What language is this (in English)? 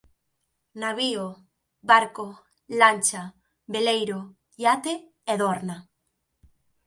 Galician